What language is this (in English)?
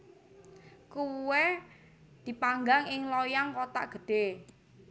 Javanese